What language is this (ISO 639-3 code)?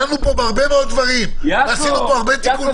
heb